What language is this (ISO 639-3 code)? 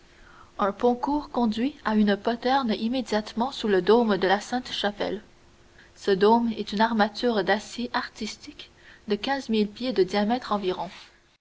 fra